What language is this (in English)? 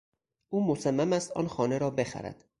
Persian